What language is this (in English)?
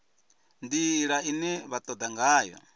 Venda